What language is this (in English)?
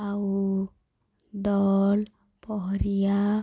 Odia